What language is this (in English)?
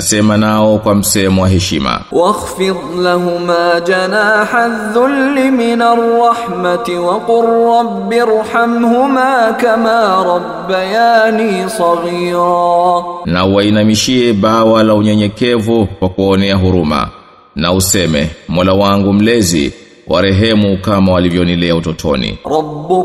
Swahili